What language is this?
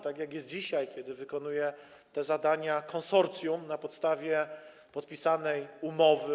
Polish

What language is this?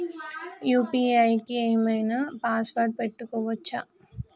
Telugu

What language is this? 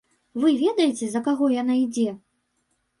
Belarusian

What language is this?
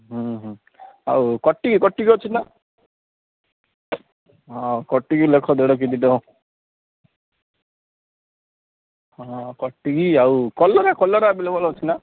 Odia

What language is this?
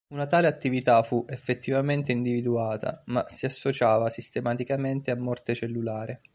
Italian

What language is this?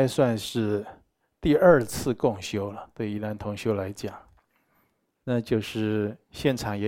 Chinese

